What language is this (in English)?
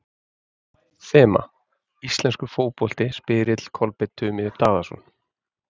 Icelandic